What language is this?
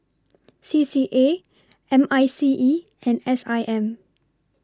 English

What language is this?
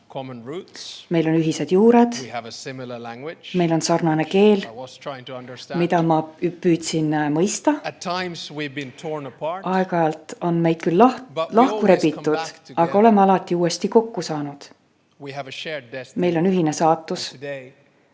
Estonian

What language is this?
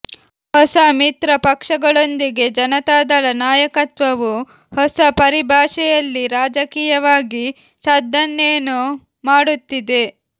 Kannada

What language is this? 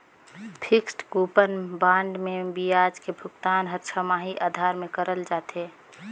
Chhattisgarhi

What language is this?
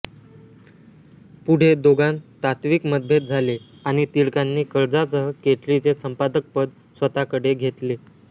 Marathi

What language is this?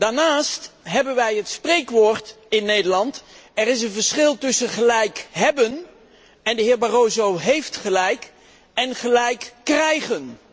Dutch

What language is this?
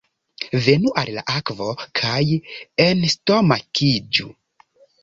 Esperanto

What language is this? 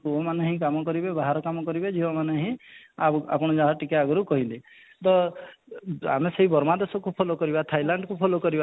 Odia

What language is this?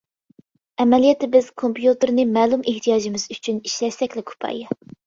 Uyghur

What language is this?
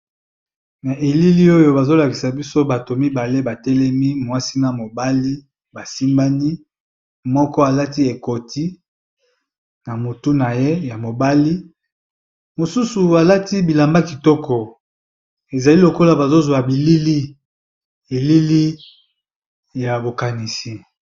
Lingala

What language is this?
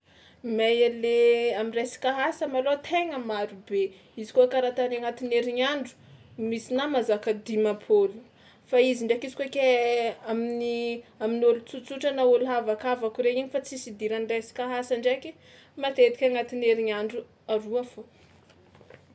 Tsimihety Malagasy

